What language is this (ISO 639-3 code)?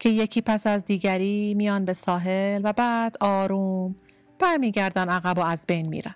fas